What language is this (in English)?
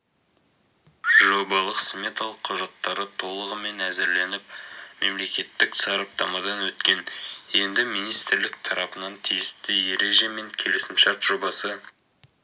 Kazakh